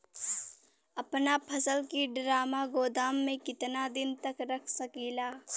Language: Bhojpuri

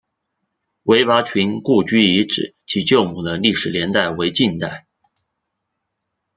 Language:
Chinese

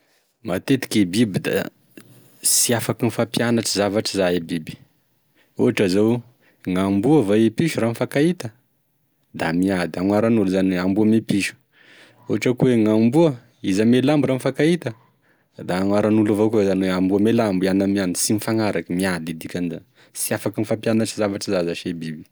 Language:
Tesaka Malagasy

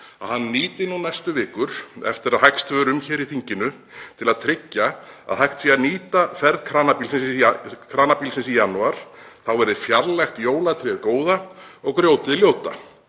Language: Icelandic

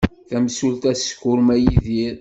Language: Kabyle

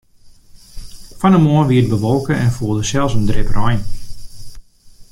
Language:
Western Frisian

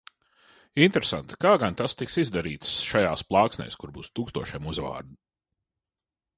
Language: Latvian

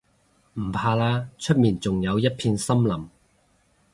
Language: Cantonese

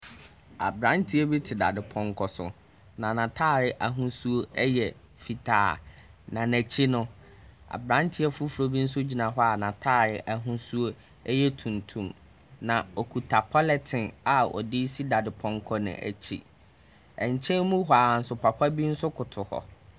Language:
Akan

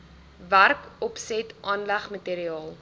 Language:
Afrikaans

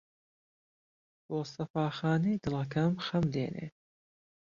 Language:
Central Kurdish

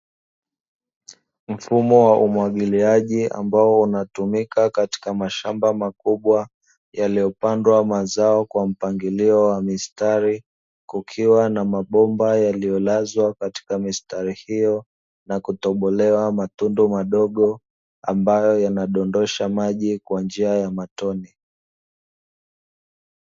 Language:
Swahili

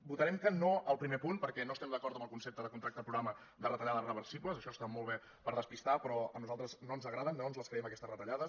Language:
Catalan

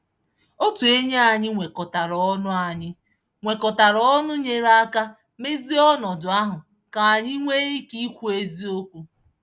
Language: Igbo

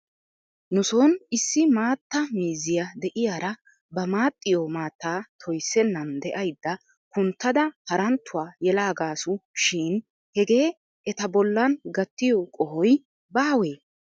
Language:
Wolaytta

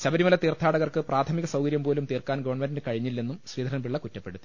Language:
Malayalam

